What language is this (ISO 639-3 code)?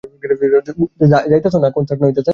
ben